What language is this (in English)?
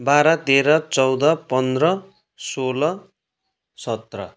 Nepali